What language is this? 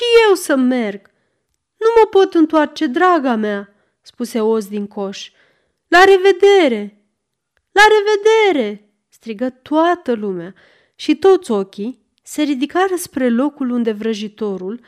Romanian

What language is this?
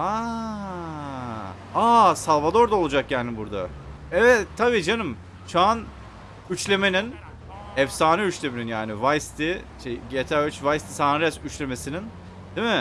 Turkish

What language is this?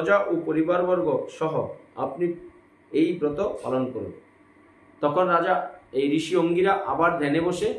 Bangla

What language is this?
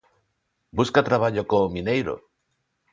Galician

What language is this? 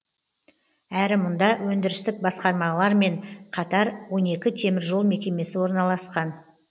Kazakh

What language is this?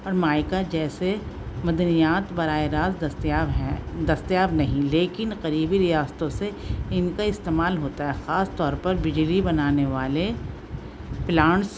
Urdu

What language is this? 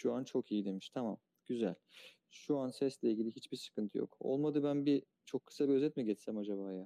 Turkish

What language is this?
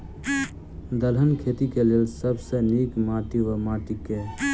Maithili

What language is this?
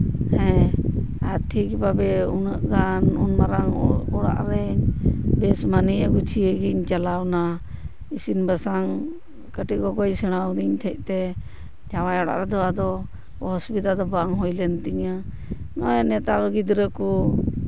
Santali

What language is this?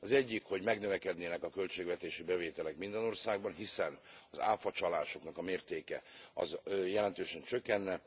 Hungarian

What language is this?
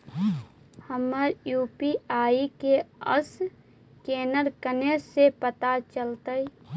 Magahi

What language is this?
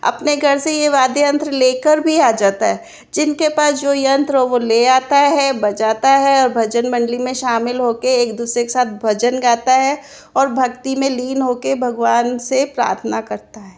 Hindi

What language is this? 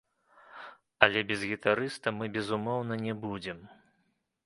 Belarusian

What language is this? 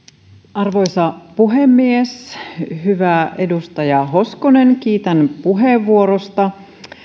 Finnish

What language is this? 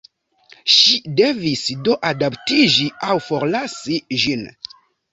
Esperanto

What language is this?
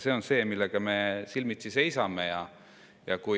Estonian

